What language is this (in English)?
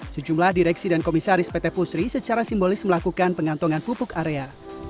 Indonesian